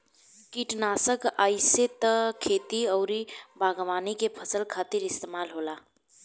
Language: Bhojpuri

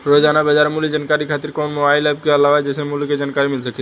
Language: Bhojpuri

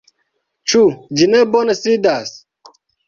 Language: Esperanto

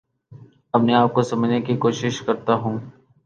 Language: Urdu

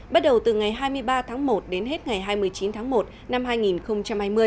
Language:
Vietnamese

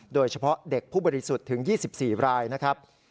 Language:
Thai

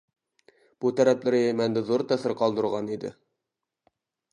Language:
Uyghur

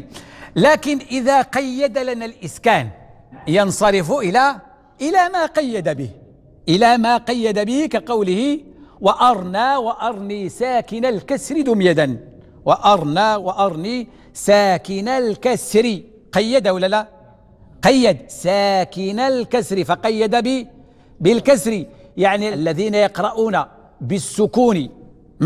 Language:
Arabic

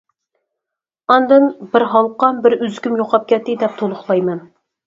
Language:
Uyghur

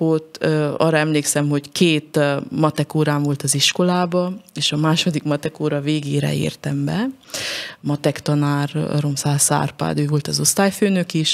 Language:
Hungarian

